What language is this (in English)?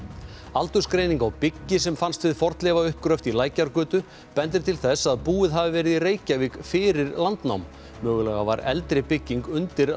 Icelandic